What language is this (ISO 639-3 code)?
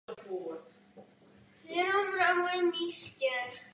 ces